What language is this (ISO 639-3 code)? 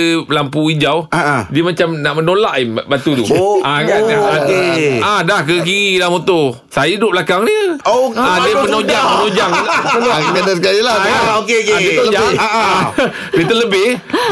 msa